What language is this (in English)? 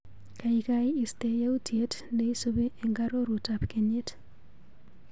Kalenjin